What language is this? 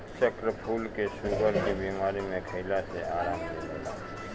Bhojpuri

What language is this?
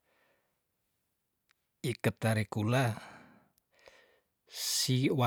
Tondano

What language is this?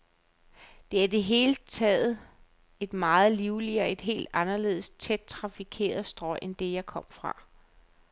Danish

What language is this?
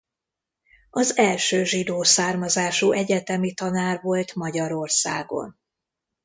Hungarian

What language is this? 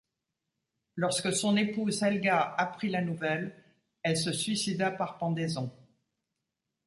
French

